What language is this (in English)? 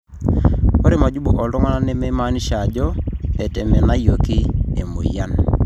Masai